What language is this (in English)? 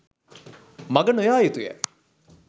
Sinhala